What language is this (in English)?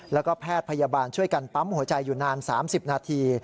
Thai